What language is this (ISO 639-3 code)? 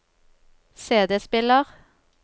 nor